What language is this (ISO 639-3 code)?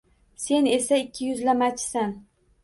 uzb